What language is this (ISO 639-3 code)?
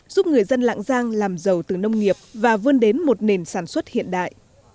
vie